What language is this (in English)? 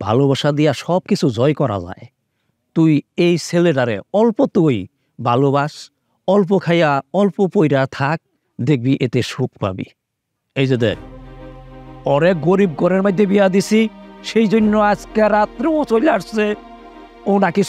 Bangla